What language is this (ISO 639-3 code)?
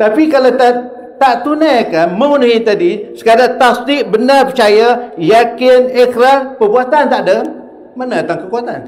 msa